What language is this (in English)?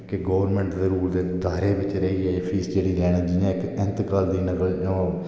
Dogri